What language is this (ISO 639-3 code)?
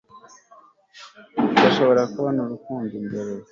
kin